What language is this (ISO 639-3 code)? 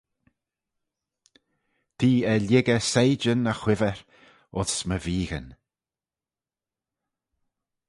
glv